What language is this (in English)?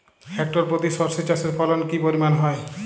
Bangla